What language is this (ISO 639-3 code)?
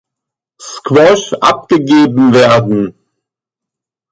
deu